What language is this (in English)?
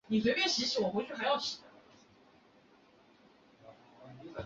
Chinese